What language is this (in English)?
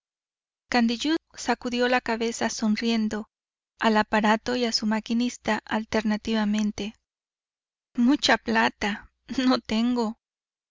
Spanish